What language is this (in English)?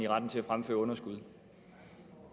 Danish